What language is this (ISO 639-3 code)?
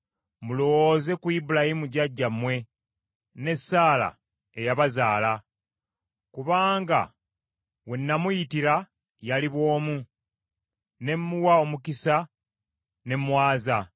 lug